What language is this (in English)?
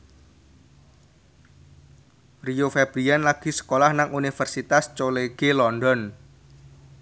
Javanese